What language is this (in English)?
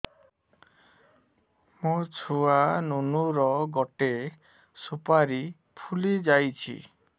Odia